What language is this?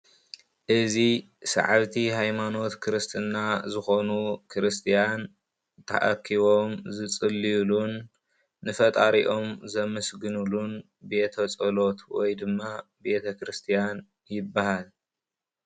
Tigrinya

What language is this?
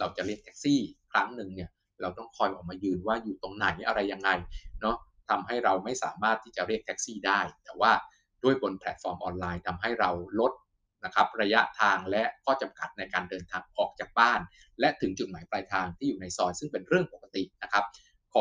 Thai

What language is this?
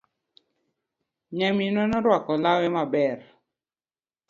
Luo (Kenya and Tanzania)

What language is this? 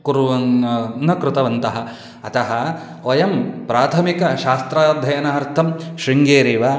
Sanskrit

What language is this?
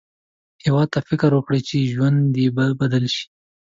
Pashto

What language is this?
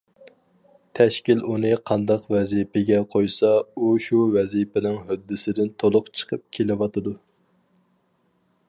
Uyghur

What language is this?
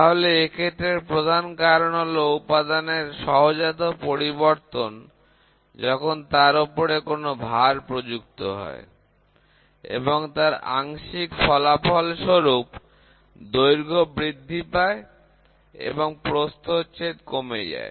Bangla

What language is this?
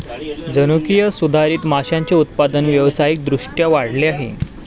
Marathi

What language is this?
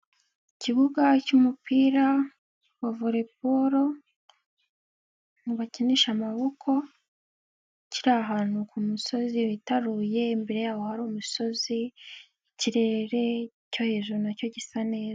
Kinyarwanda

